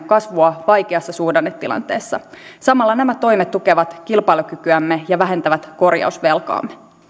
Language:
Finnish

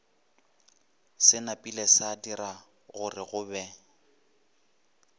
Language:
Northern Sotho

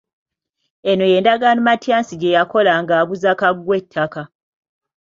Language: Ganda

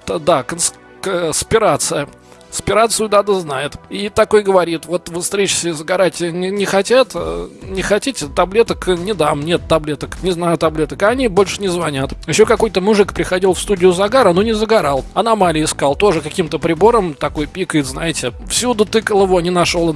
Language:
Russian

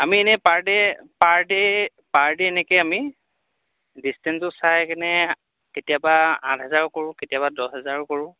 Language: Assamese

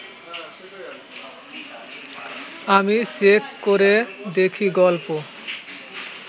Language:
Bangla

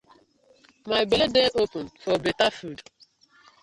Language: Nigerian Pidgin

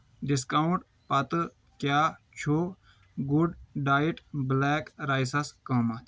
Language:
Kashmiri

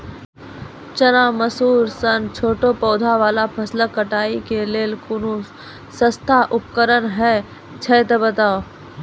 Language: Maithili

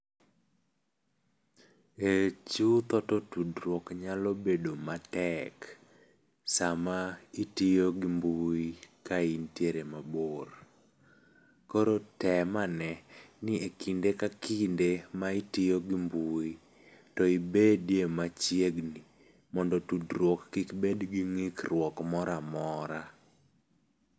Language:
Luo (Kenya and Tanzania)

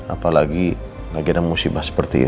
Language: Indonesian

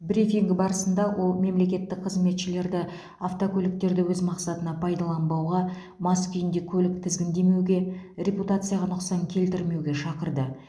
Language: Kazakh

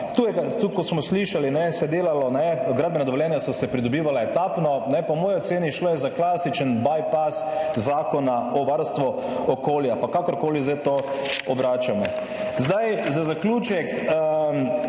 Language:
Slovenian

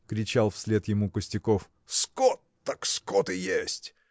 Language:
Russian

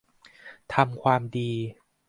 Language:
Thai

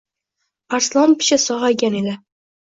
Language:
Uzbek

